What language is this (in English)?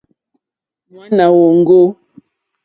Mokpwe